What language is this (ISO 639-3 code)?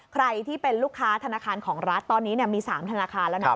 tha